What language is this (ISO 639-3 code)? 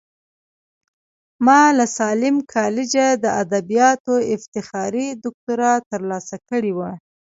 pus